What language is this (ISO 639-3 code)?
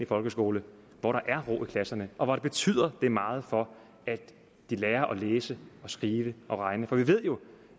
dan